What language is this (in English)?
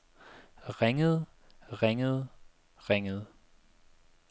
Danish